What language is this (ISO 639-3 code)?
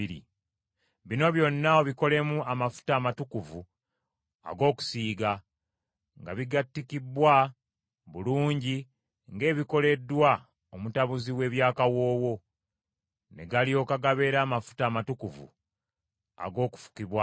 lug